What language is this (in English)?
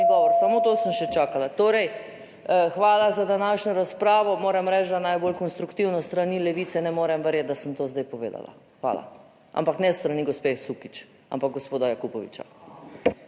Slovenian